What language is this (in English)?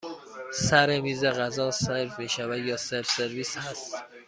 Persian